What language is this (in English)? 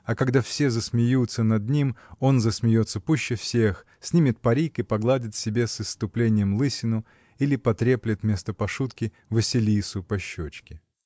Russian